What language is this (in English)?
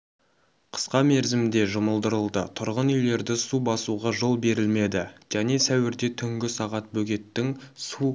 Kazakh